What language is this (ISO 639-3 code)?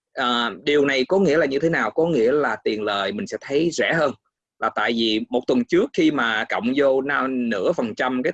vie